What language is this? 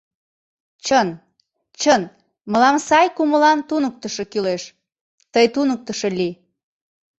Mari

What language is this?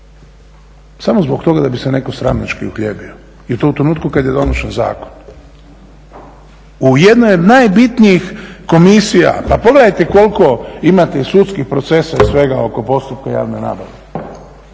Croatian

